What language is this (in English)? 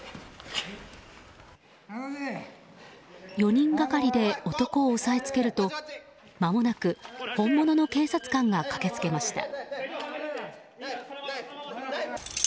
Japanese